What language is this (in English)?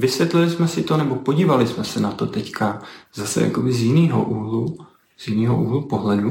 Czech